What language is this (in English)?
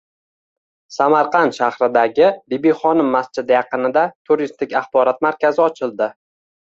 Uzbek